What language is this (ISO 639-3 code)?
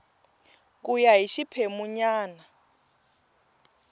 tso